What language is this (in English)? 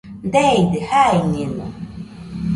Nüpode Huitoto